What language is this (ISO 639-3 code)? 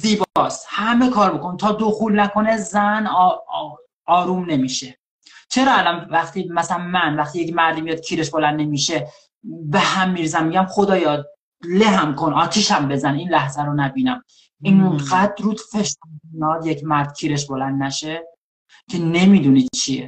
fas